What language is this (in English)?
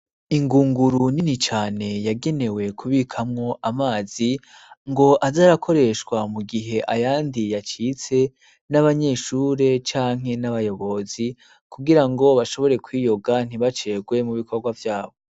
Rundi